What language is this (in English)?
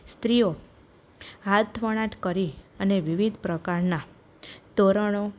Gujarati